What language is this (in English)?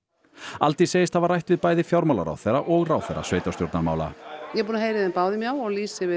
Icelandic